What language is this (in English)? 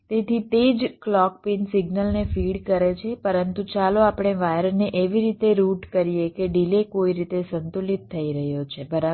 Gujarati